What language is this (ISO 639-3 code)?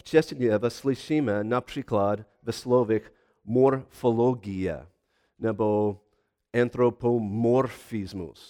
ces